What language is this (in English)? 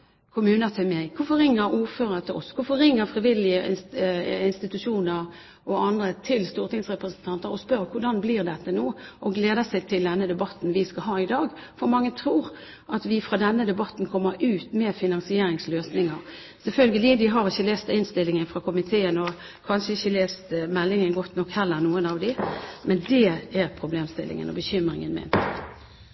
Norwegian